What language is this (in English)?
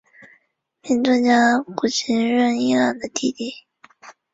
Chinese